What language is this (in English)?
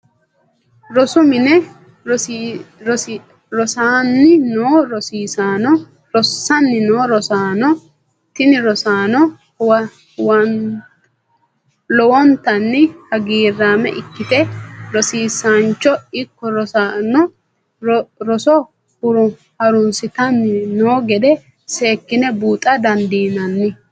Sidamo